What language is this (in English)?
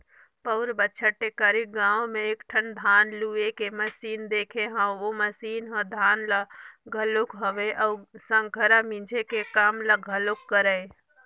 Chhattisgarhi